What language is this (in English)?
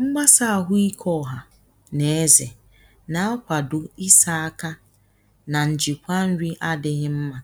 Igbo